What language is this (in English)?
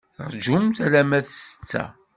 Kabyle